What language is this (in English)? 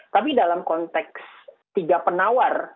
Indonesian